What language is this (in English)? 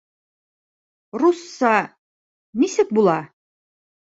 Bashkir